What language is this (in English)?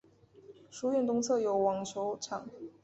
Chinese